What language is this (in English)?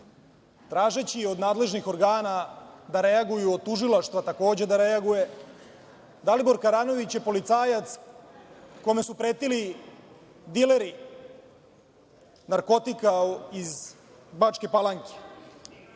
Serbian